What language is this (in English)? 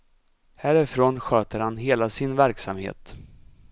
Swedish